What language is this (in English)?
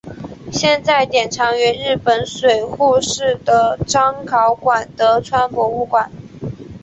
Chinese